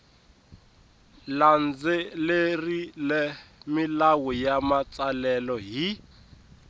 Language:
Tsonga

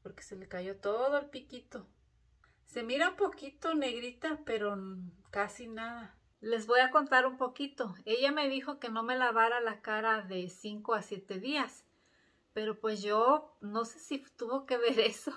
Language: Spanish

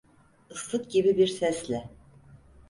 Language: Turkish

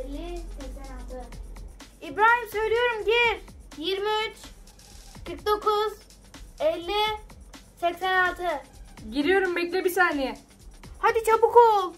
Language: Turkish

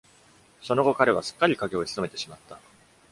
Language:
Japanese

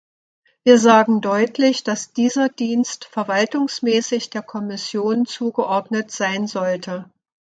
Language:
German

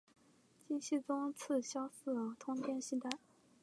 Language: Chinese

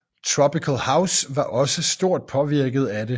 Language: Danish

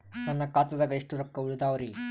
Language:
Kannada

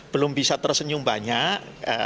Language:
Indonesian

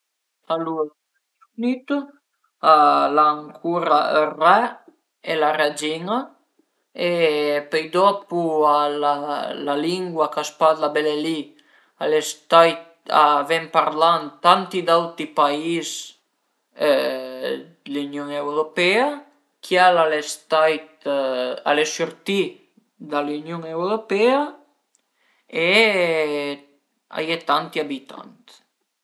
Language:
Piedmontese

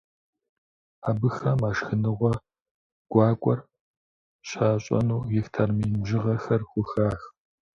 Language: Kabardian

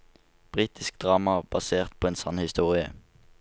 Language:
Norwegian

